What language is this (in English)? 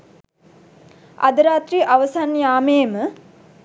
Sinhala